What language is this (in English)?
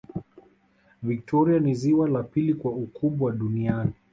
Swahili